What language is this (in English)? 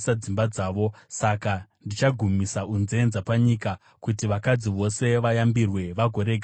Shona